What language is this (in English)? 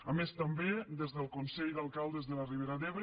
Catalan